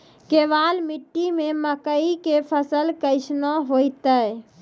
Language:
Maithili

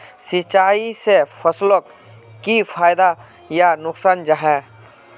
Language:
Magahi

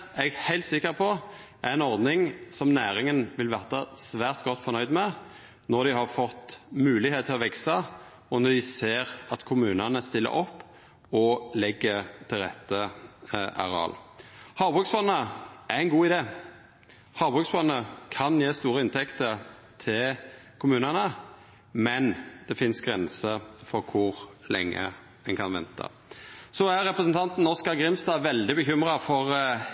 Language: Norwegian Nynorsk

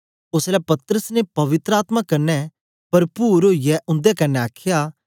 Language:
Dogri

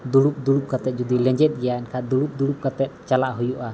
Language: Santali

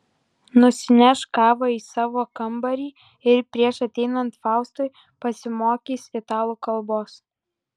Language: Lithuanian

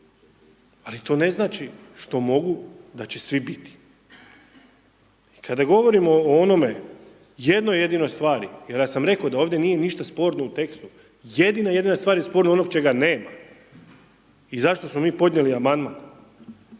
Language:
Croatian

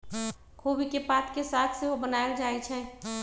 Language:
Magahi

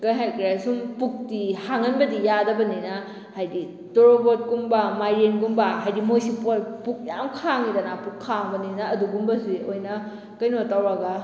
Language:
Manipuri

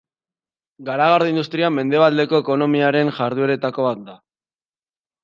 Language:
Basque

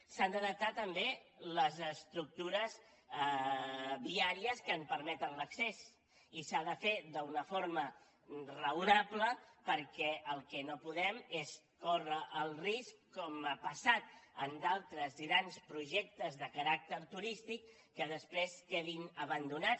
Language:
Catalan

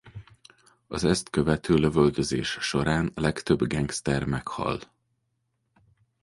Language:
Hungarian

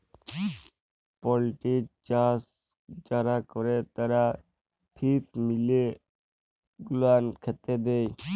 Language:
Bangla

